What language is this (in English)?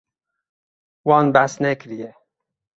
Kurdish